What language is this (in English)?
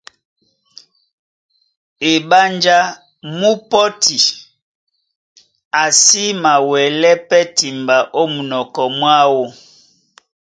Duala